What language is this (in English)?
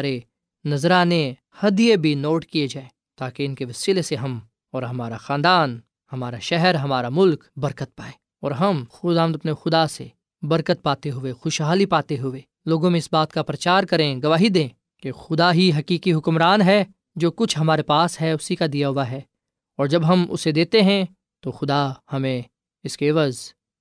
Urdu